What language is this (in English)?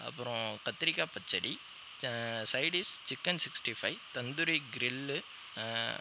Tamil